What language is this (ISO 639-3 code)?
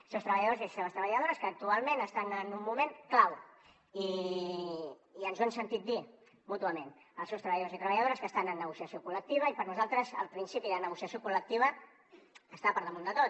cat